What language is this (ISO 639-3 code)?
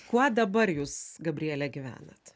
lit